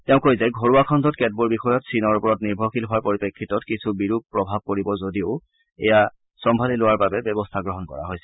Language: Assamese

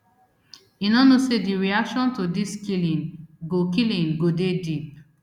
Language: Nigerian Pidgin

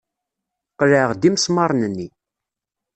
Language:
Kabyle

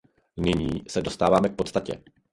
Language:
Czech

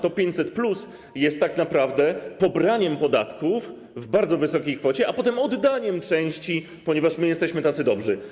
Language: Polish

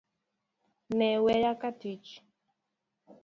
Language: Luo (Kenya and Tanzania)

